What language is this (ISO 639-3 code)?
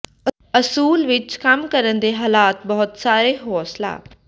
pan